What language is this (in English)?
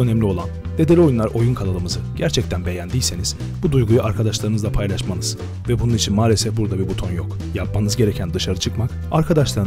Turkish